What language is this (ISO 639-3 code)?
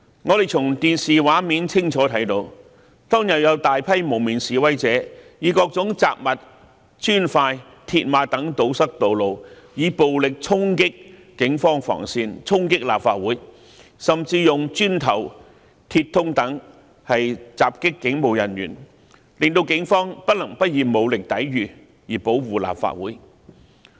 yue